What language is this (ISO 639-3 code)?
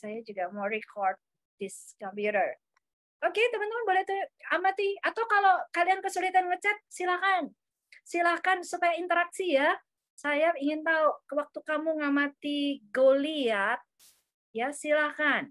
ind